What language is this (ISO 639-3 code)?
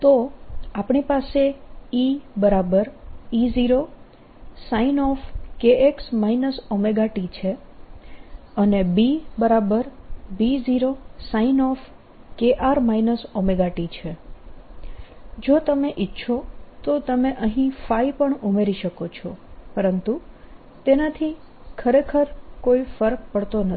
guj